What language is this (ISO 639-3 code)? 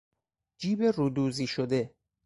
fas